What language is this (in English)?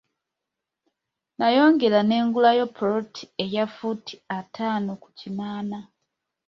Ganda